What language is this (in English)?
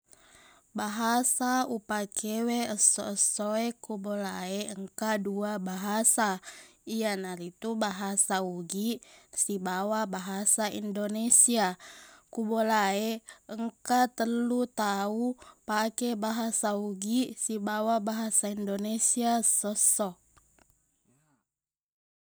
Buginese